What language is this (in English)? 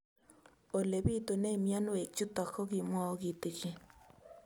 Kalenjin